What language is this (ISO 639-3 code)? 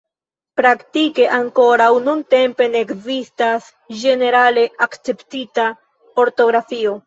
epo